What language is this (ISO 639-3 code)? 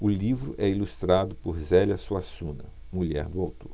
por